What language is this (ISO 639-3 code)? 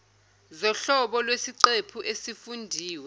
zul